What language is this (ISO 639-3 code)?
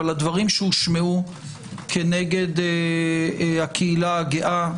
heb